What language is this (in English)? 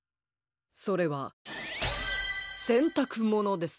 Japanese